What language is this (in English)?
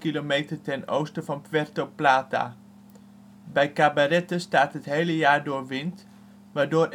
Dutch